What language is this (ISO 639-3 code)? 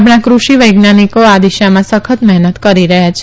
guj